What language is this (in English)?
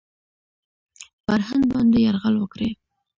Pashto